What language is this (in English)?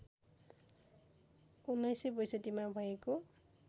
Nepali